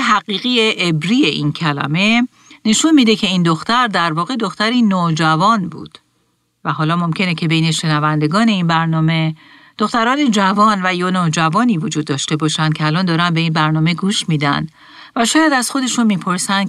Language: Persian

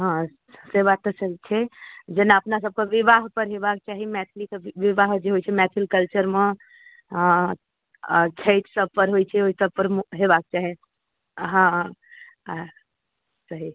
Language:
Maithili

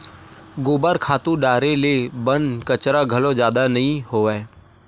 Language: Chhattisgarhi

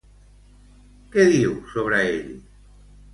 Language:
Catalan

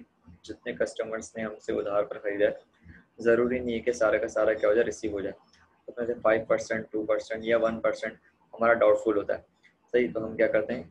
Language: Hindi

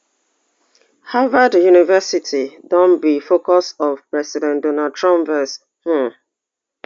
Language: Nigerian Pidgin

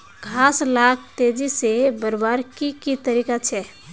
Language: Magahi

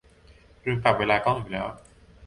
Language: Thai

